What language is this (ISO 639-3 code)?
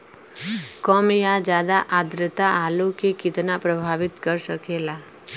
bho